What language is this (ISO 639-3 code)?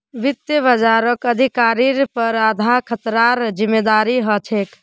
mag